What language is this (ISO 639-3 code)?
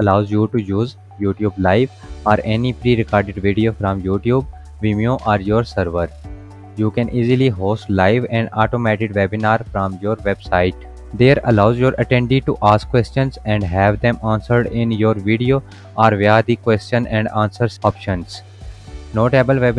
eng